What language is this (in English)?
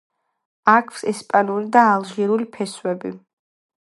Georgian